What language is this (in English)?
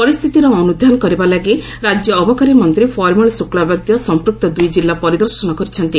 Odia